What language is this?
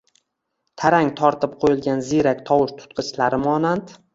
Uzbek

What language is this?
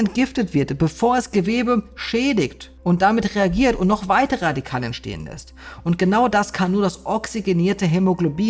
German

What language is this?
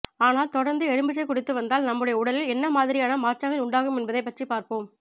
Tamil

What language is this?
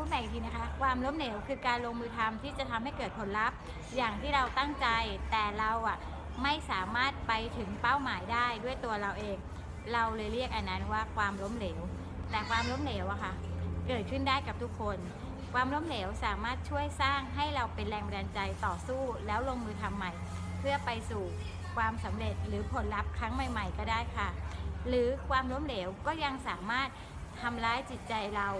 Thai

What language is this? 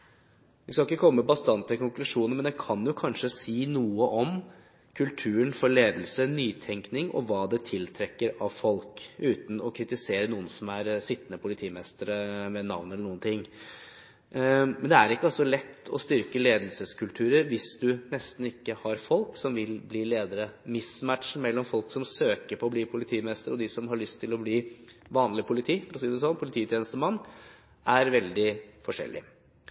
Norwegian Bokmål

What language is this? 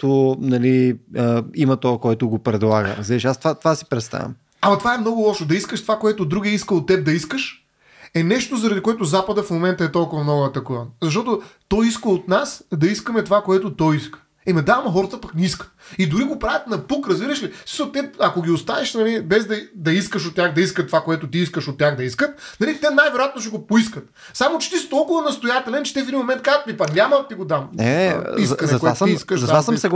Bulgarian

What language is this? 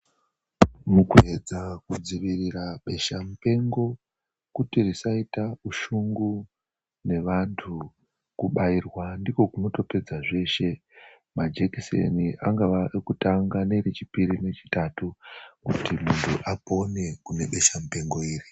Ndau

